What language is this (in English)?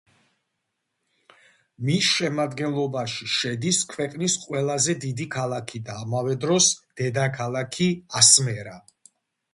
Georgian